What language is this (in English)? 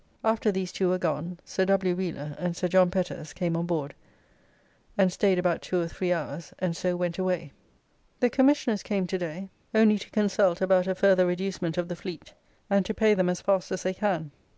English